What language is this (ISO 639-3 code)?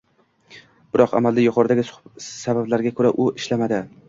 uzb